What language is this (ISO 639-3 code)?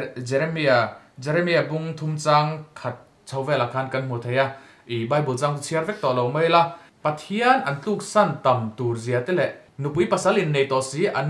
tha